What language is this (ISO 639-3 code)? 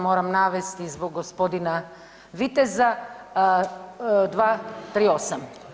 hrv